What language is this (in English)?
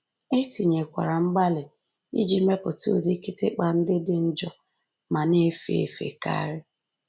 Igbo